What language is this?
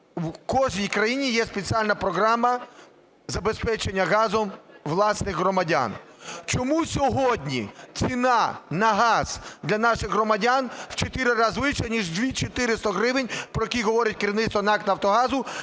Ukrainian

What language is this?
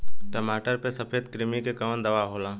Bhojpuri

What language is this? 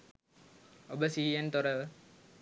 Sinhala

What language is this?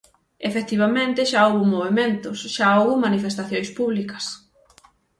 Galician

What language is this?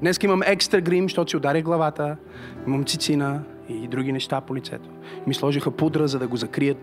Bulgarian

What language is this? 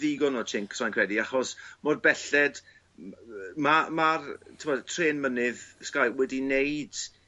Welsh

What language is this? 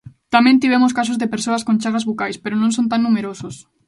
Galician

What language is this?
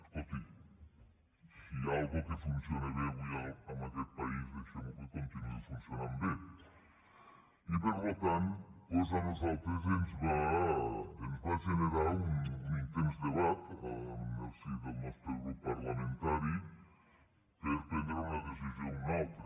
Catalan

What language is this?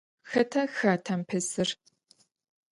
Adyghe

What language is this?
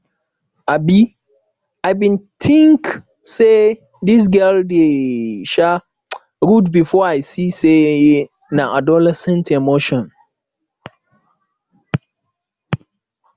Nigerian Pidgin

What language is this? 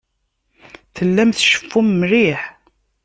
Kabyle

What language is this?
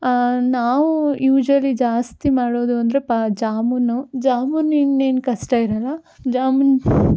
Kannada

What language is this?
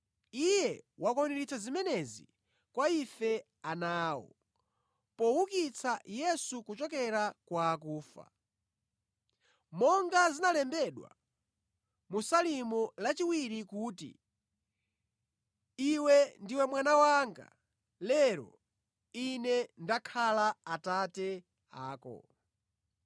Nyanja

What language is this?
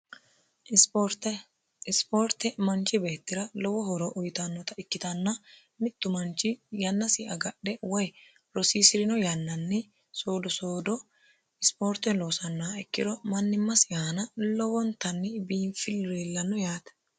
Sidamo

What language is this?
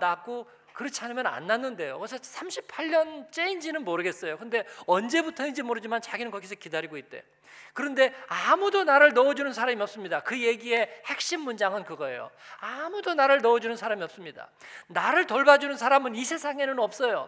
Korean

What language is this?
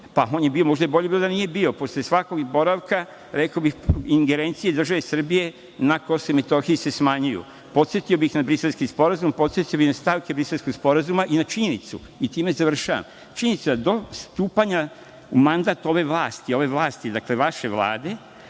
Serbian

